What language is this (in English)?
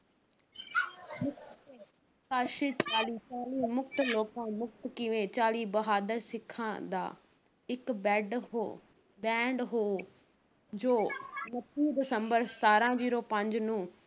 Punjabi